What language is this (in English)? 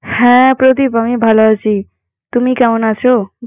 Bangla